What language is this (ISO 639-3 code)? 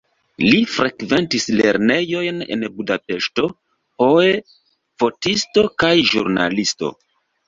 epo